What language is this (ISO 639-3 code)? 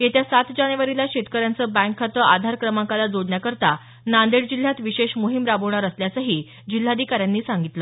mar